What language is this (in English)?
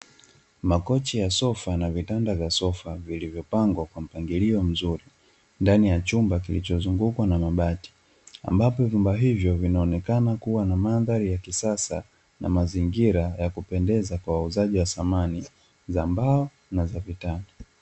Swahili